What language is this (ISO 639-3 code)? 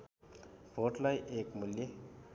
nep